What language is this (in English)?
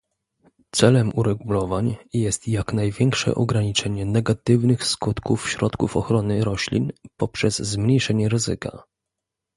Polish